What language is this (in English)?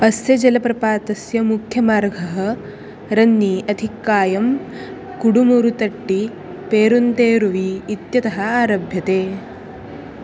Sanskrit